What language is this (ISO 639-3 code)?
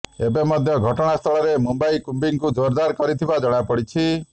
ori